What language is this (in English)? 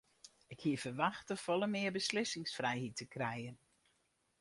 Western Frisian